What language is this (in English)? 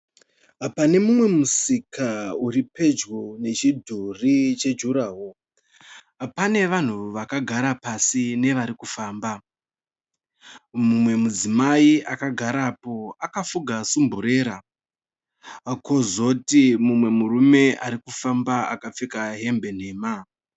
Shona